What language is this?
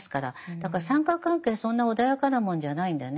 Japanese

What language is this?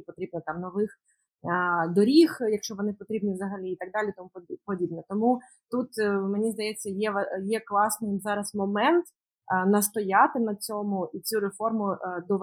Ukrainian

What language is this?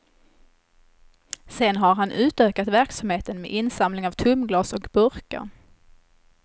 Swedish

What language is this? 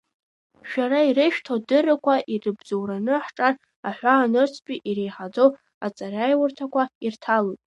Abkhazian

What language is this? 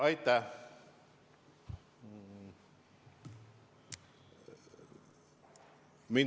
Estonian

